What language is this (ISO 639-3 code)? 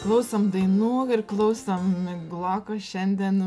lit